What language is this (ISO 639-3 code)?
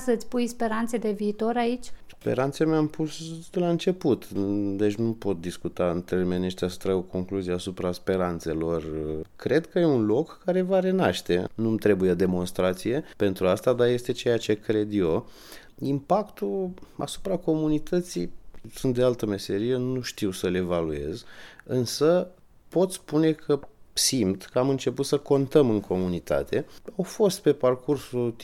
ron